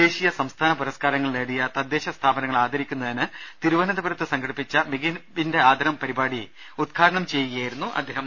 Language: Malayalam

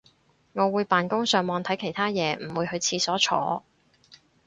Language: Cantonese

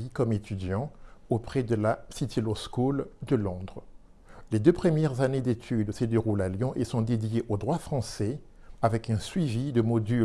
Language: French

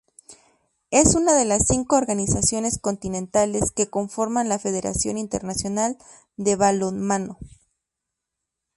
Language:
Spanish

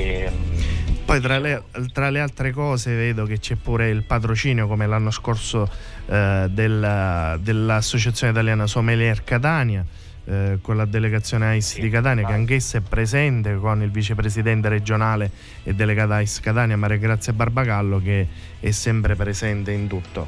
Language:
Italian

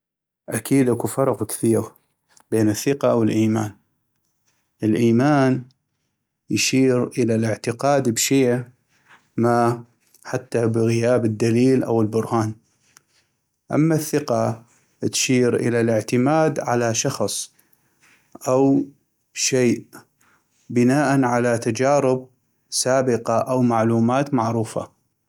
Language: North Mesopotamian Arabic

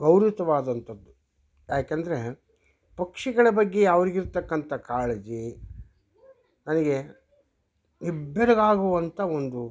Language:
Kannada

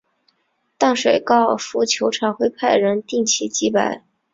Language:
Chinese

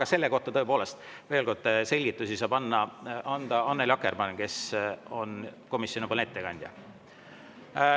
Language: Estonian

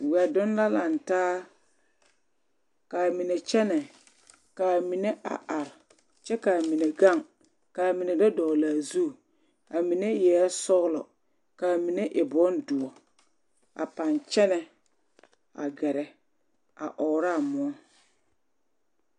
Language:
Southern Dagaare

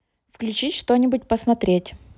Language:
Russian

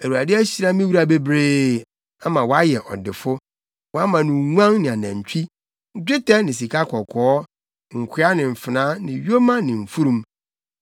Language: Akan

